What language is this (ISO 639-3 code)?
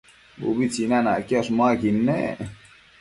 mcf